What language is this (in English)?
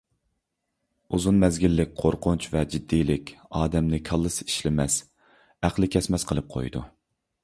Uyghur